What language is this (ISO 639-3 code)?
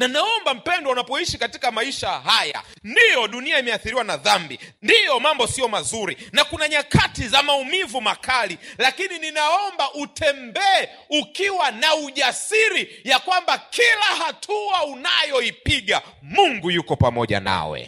swa